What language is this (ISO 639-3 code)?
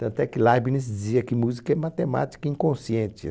por